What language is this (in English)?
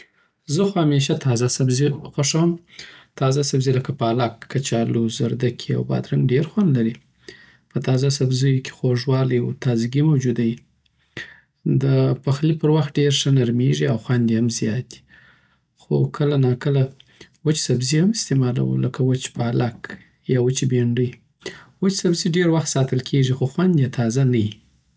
Southern Pashto